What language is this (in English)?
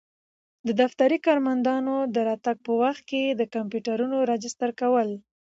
Pashto